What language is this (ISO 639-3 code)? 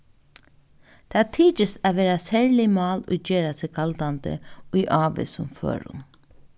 fao